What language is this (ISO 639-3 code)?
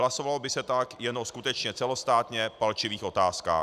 ces